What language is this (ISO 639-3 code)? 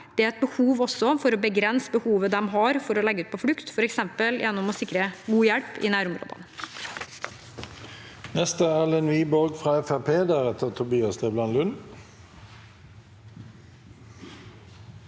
nor